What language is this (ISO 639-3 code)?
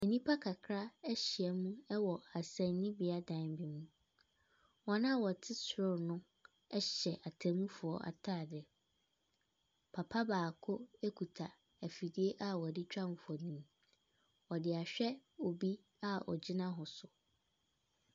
aka